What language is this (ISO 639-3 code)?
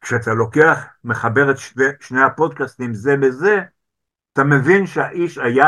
heb